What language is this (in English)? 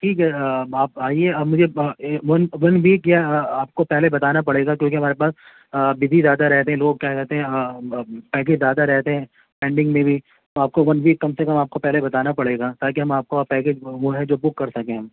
Urdu